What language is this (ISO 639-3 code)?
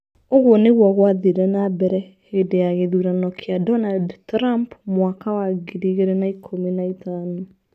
kik